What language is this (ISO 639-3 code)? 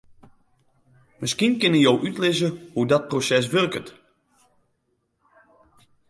fry